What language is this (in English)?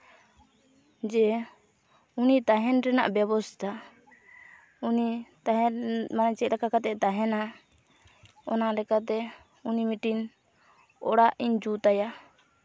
Santali